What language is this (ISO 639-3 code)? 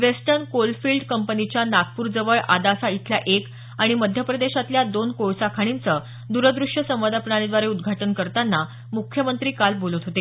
mar